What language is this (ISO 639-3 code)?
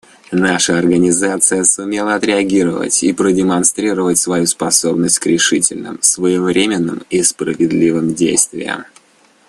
rus